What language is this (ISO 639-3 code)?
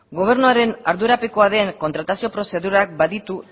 eus